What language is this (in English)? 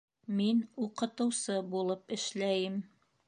Bashkir